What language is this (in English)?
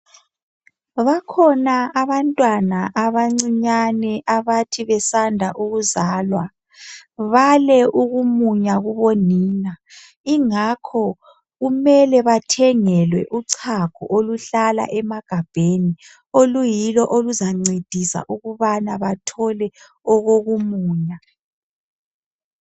North Ndebele